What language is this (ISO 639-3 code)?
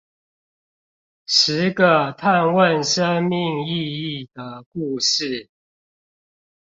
zho